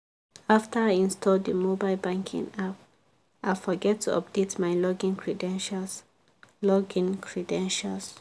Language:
Nigerian Pidgin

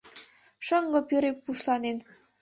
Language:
Mari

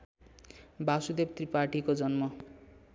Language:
Nepali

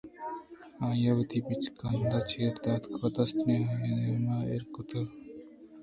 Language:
Eastern Balochi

